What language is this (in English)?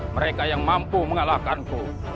Indonesian